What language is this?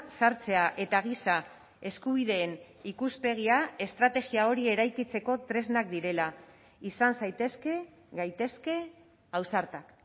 Basque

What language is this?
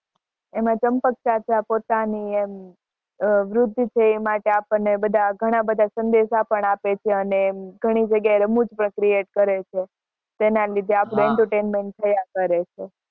Gujarati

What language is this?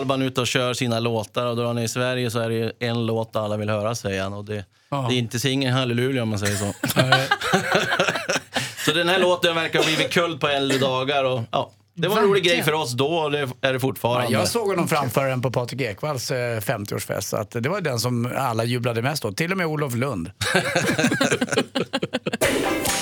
Swedish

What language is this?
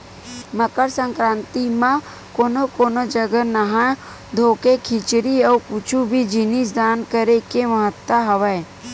Chhattisgarhi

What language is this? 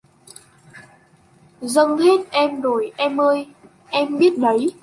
Vietnamese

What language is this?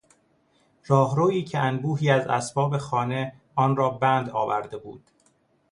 Persian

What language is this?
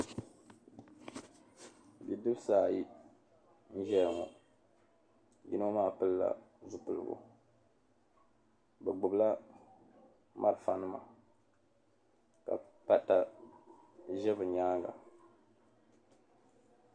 Dagbani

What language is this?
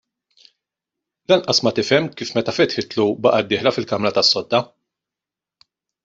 Maltese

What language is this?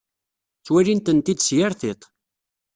Kabyle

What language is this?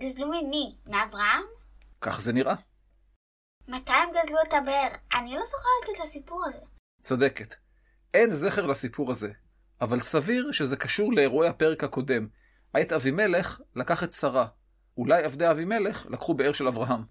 Hebrew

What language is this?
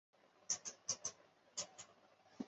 Chinese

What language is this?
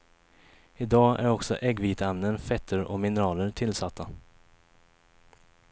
Swedish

